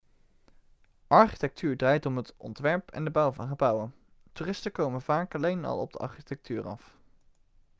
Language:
Dutch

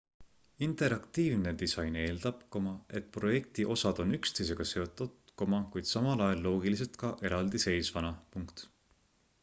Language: Estonian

